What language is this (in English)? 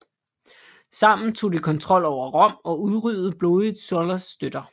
Danish